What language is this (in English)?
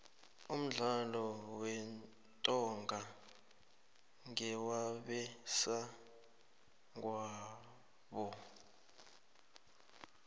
South Ndebele